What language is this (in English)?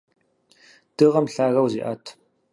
Kabardian